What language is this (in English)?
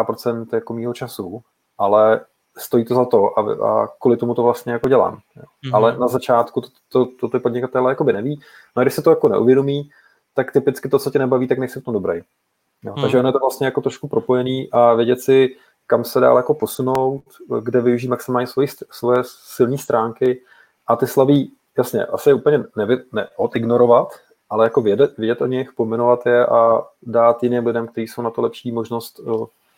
Czech